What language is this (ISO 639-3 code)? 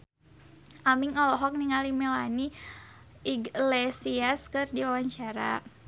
sun